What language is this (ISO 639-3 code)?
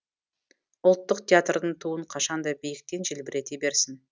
kaz